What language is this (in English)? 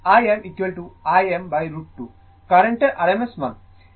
Bangla